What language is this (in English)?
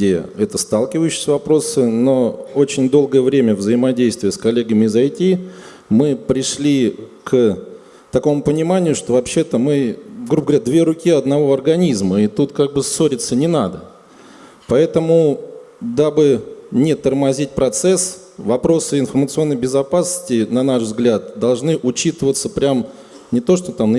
Russian